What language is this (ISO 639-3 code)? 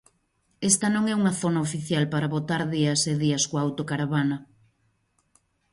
glg